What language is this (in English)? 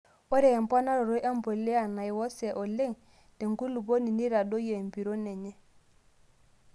Masai